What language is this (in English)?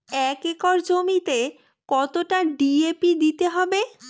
Bangla